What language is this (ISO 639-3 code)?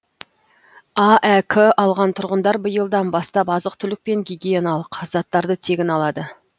kaz